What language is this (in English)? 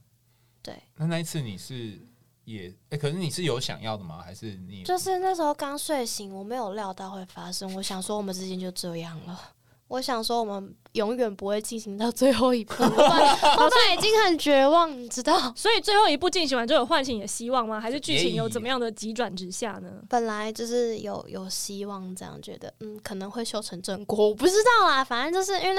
Chinese